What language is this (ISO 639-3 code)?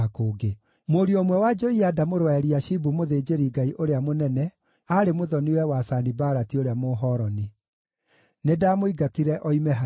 kik